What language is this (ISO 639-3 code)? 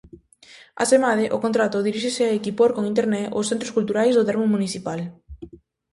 glg